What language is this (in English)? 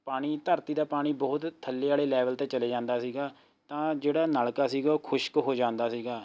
Punjabi